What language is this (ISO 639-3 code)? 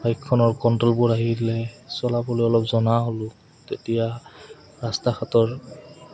asm